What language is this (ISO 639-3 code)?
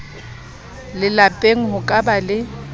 sot